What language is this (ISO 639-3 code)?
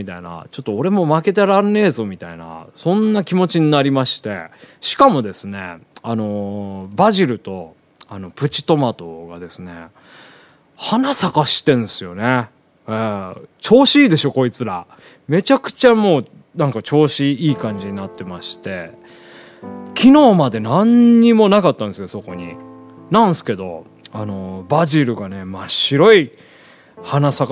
jpn